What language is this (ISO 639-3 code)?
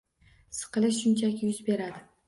uzb